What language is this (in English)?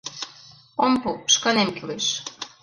Mari